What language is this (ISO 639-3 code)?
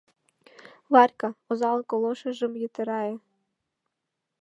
chm